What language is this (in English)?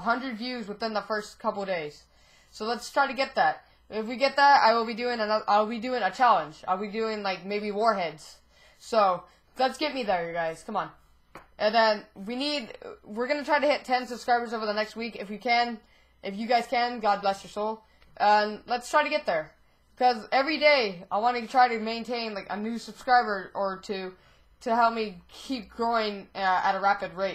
English